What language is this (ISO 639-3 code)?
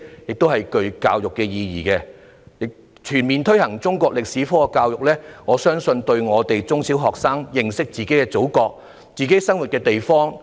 yue